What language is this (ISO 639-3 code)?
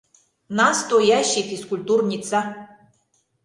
chm